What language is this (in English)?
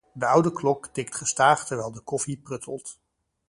Dutch